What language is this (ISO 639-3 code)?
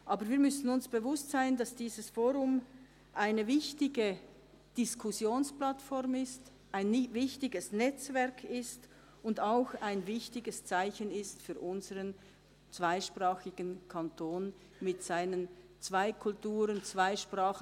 gsw